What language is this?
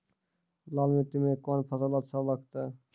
Maithili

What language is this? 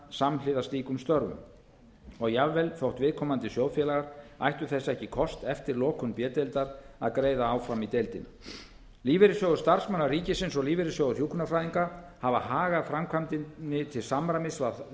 Icelandic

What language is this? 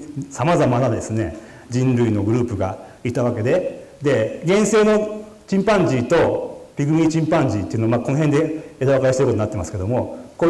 Japanese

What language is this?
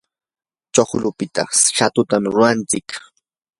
Yanahuanca Pasco Quechua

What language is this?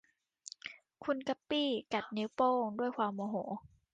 Thai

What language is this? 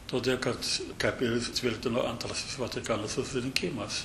Lithuanian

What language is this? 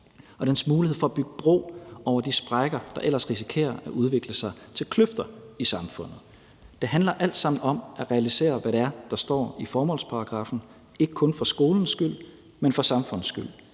Danish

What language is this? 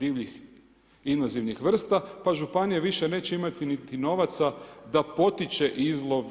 Croatian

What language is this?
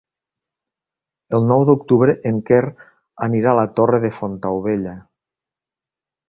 Catalan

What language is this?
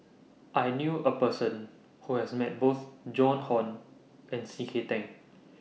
English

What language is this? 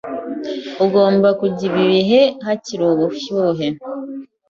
Kinyarwanda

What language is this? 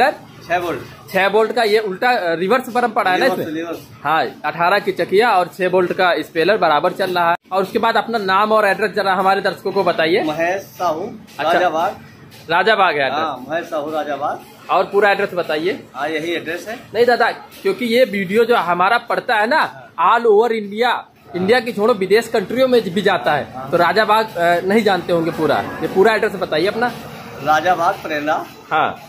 Hindi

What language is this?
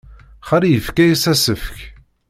Kabyle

